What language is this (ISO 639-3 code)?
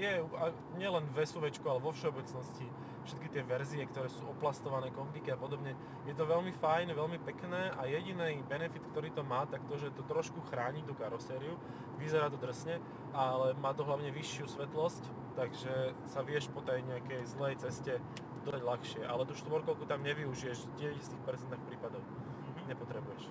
slk